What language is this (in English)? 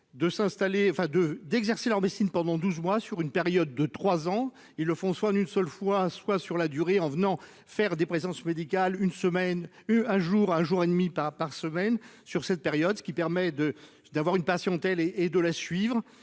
French